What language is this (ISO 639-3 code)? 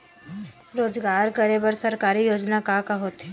hne